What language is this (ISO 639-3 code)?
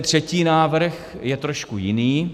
ces